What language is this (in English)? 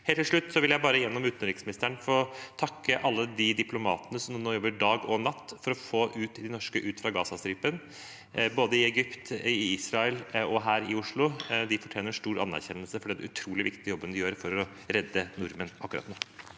Norwegian